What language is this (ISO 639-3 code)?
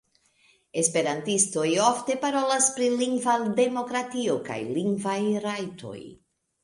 epo